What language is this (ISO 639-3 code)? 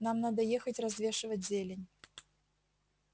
rus